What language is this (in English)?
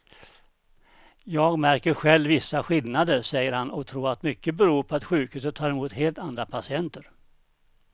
Swedish